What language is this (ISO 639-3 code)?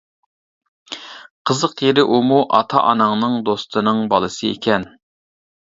uig